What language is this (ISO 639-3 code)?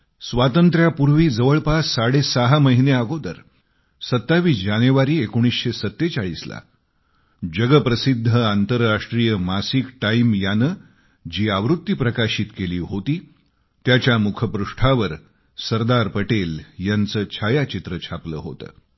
mar